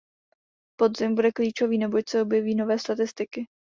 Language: Czech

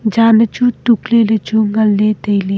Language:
Wancho Naga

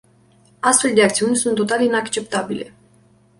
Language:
Romanian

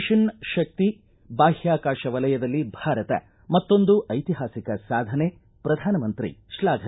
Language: Kannada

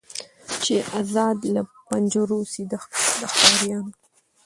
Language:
Pashto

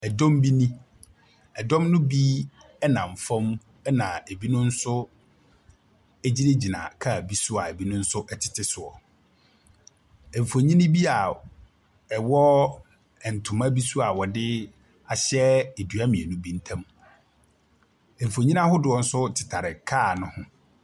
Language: Akan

